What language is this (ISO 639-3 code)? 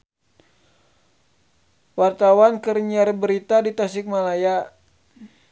sun